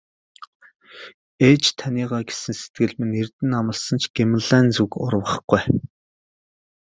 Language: Mongolian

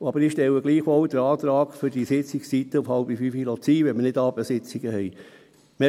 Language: Swiss German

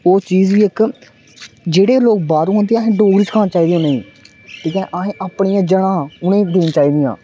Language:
Dogri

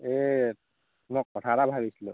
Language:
Assamese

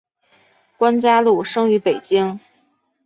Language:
Chinese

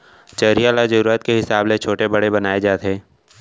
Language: Chhattisgarhi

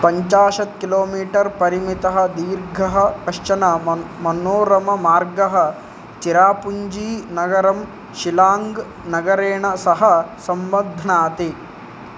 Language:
Sanskrit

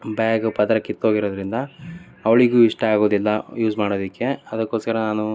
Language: Kannada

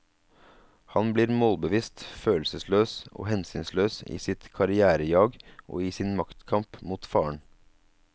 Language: Norwegian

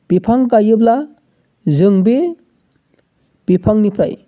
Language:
Bodo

